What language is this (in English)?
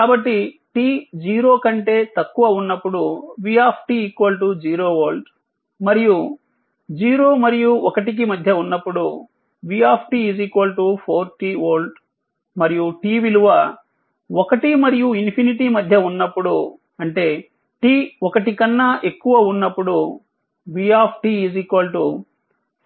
Telugu